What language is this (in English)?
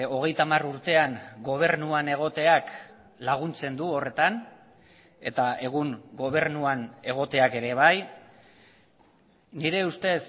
Basque